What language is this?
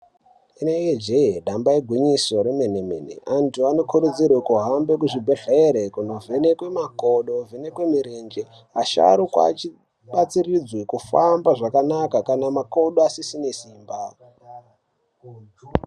Ndau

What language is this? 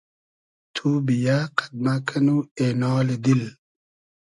Hazaragi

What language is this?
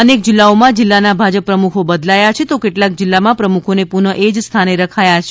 Gujarati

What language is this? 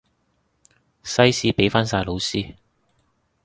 Cantonese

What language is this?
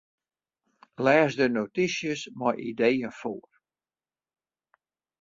Western Frisian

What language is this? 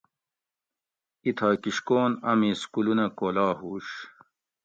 Gawri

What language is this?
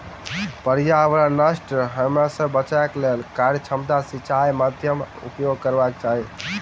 Maithili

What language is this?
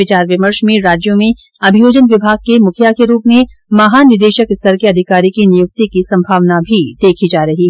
Hindi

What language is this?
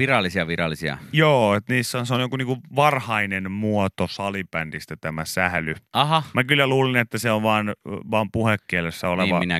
Finnish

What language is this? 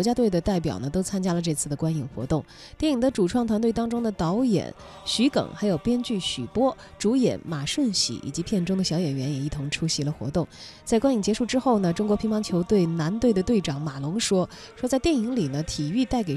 Chinese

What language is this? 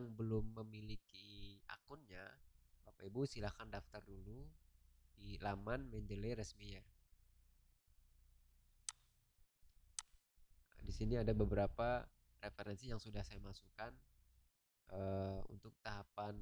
Indonesian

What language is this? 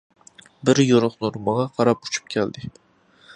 Uyghur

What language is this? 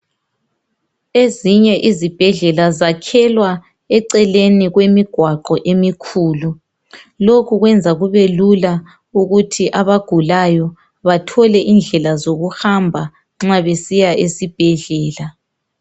North Ndebele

